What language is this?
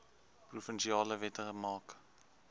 Afrikaans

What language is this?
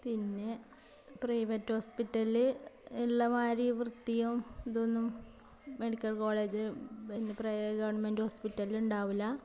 Malayalam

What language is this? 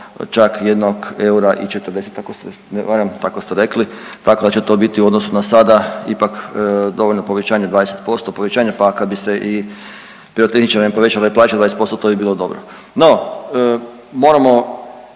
Croatian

